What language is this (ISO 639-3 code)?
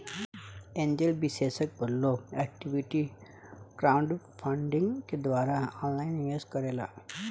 bho